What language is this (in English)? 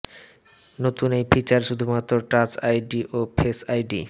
Bangla